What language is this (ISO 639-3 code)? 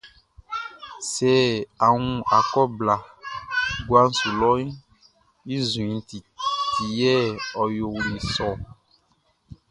bci